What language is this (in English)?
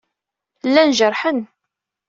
Kabyle